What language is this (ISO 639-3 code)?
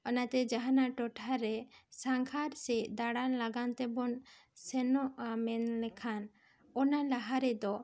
sat